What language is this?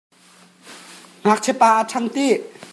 Hakha Chin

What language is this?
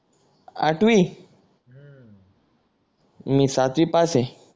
Marathi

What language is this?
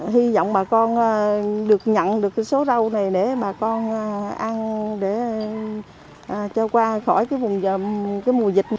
Vietnamese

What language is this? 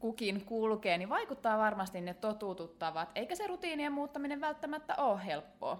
Finnish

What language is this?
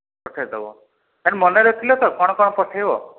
Odia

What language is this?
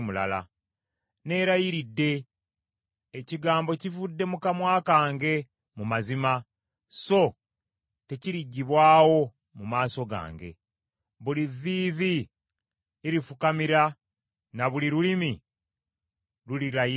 Ganda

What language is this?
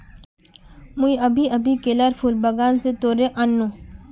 Magahi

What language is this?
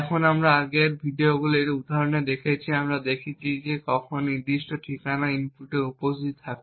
Bangla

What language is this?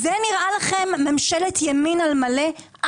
Hebrew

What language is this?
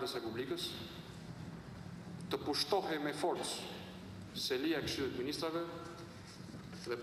Greek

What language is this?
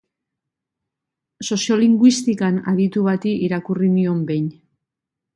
Basque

